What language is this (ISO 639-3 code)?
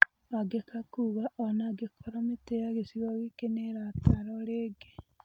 kik